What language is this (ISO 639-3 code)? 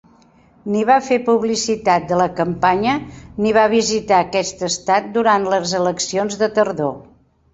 cat